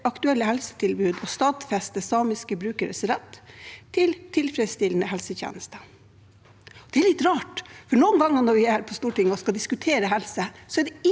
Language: Norwegian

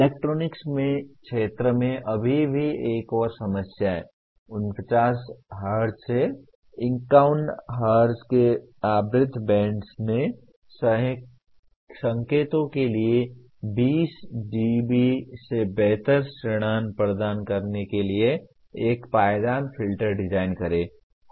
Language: Hindi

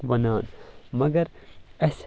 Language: Kashmiri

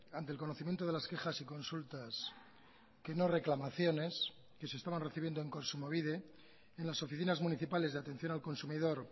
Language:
Spanish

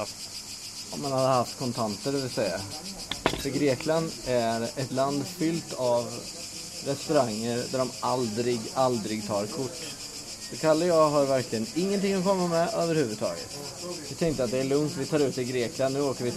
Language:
Swedish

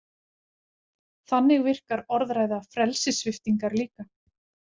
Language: Icelandic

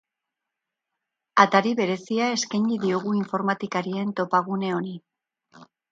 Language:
Basque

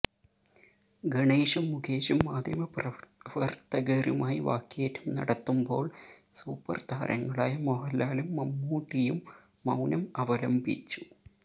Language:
Malayalam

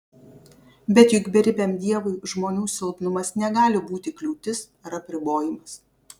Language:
Lithuanian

